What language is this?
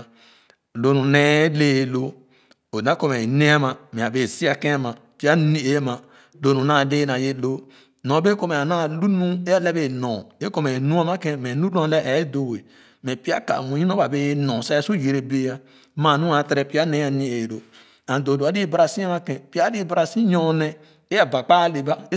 Khana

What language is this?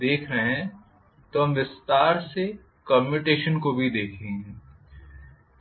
Hindi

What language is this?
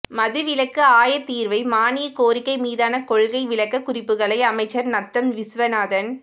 Tamil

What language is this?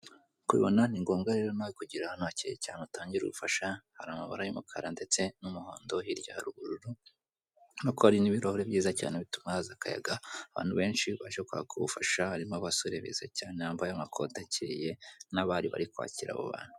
Kinyarwanda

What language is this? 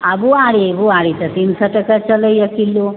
Maithili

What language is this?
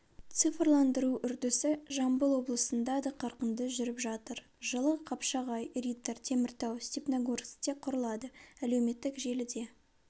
Kazakh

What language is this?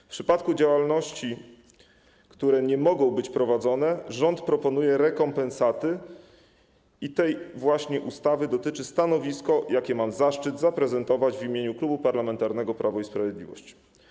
Polish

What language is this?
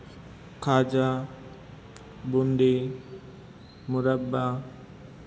Gujarati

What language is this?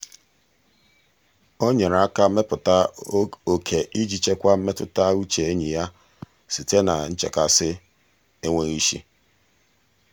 Igbo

